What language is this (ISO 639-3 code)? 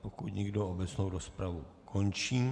ces